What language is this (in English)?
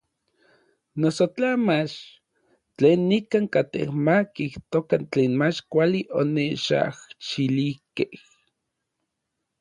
Orizaba Nahuatl